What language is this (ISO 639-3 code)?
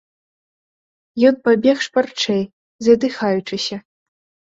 bel